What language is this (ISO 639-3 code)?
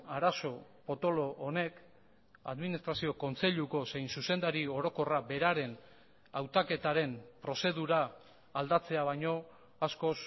eus